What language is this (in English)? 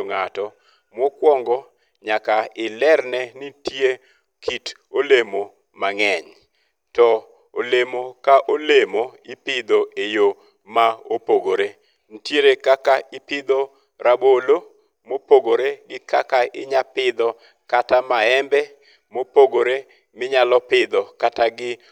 Luo (Kenya and Tanzania)